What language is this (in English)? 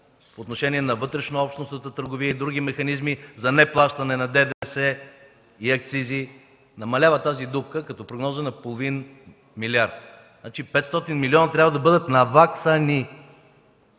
Bulgarian